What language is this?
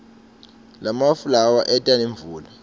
Swati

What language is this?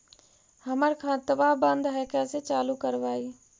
Magahi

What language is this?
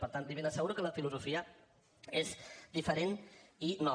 Catalan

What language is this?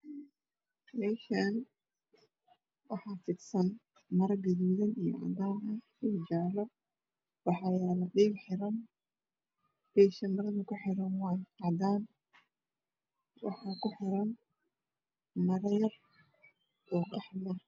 Somali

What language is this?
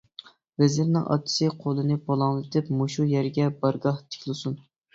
Uyghur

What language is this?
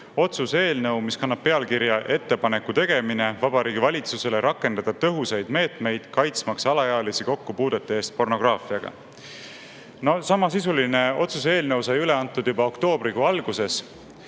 Estonian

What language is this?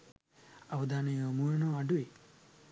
Sinhala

